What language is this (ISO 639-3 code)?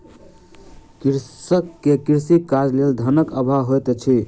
mai